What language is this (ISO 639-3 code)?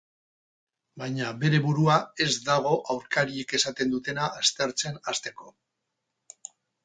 eus